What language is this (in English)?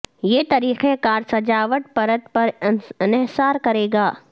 Urdu